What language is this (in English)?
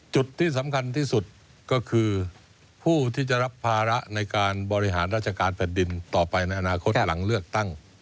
Thai